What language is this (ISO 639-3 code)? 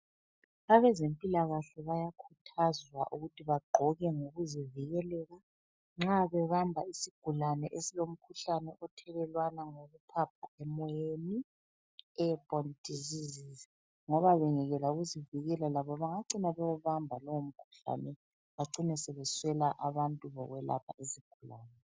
nde